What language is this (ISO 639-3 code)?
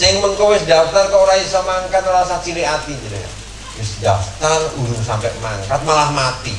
ind